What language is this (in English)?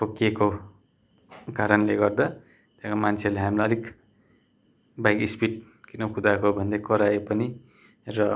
Nepali